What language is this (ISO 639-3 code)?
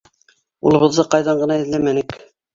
bak